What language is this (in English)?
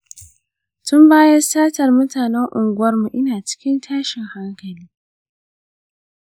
Hausa